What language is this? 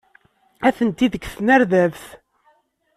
Kabyle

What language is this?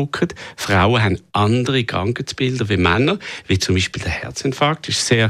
German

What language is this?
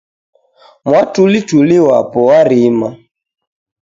Taita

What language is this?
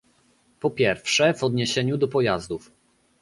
Polish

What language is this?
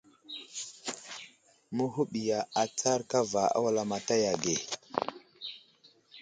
Wuzlam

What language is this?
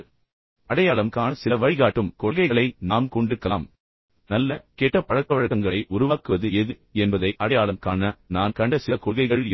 Tamil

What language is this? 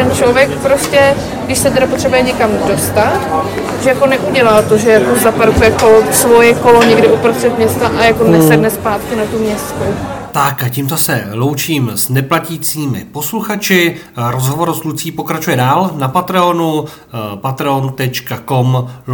Czech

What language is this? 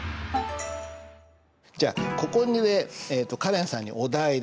Japanese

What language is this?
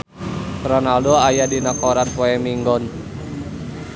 Sundanese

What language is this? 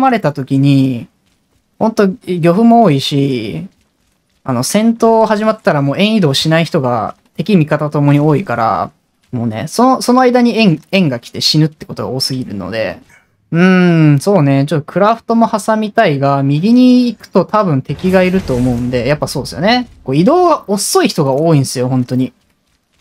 Japanese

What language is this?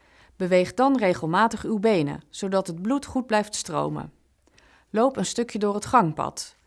Dutch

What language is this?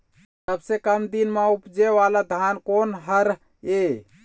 Chhattisgarhi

